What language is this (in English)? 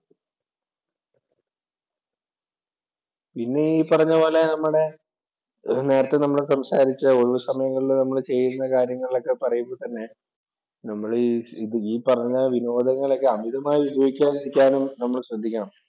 Malayalam